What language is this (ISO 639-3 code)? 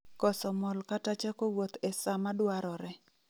luo